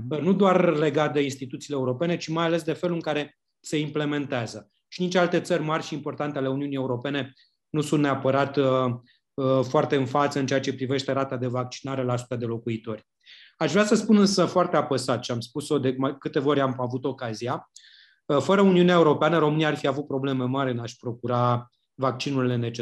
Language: Romanian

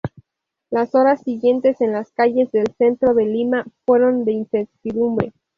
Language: Spanish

